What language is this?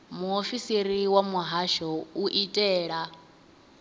Venda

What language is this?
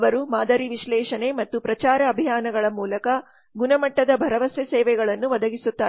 Kannada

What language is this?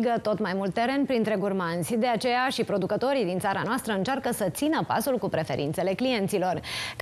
Romanian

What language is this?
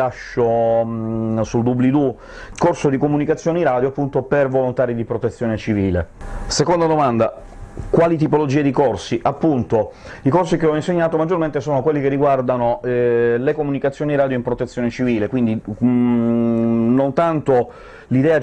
Italian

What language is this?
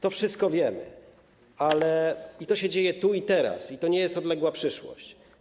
Polish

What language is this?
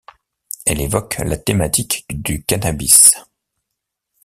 French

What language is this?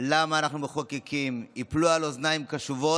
Hebrew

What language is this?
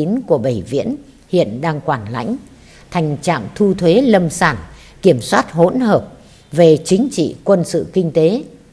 Vietnamese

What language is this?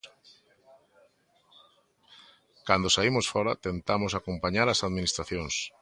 Galician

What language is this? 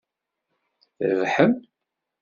Kabyle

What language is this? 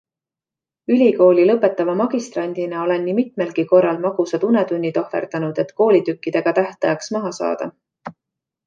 Estonian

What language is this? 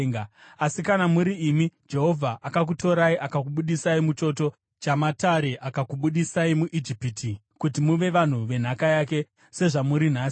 Shona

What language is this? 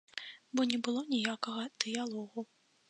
Belarusian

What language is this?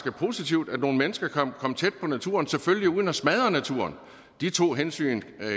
Danish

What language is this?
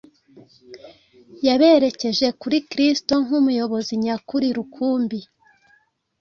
Kinyarwanda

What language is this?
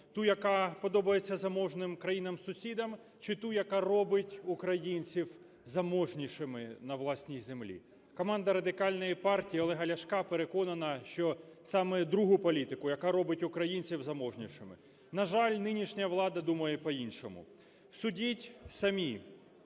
Ukrainian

